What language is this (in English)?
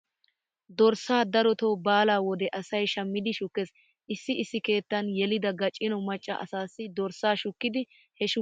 Wolaytta